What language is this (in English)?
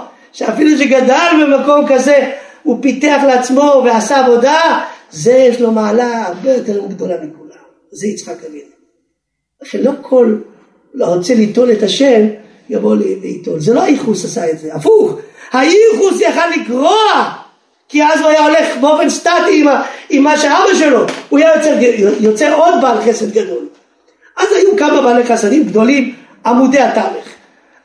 Hebrew